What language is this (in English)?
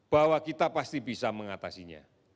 Indonesian